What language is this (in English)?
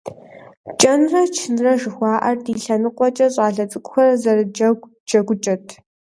Kabardian